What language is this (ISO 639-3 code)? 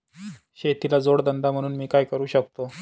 mar